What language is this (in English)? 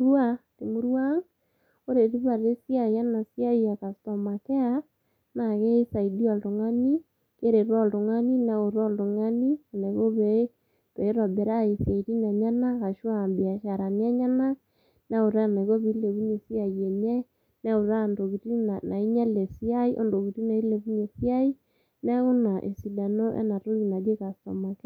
Masai